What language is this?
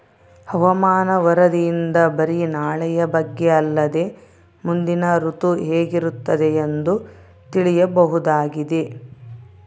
Kannada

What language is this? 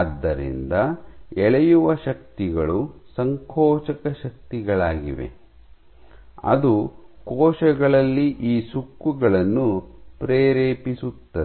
Kannada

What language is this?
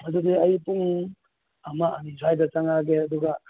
Manipuri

